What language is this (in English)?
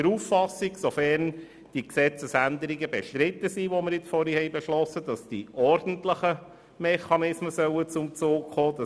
Swiss German